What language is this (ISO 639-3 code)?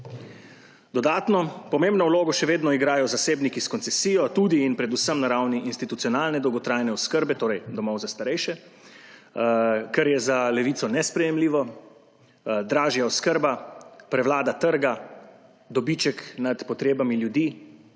slv